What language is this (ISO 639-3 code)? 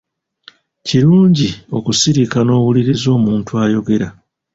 lug